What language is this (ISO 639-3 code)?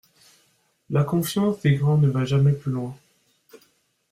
fra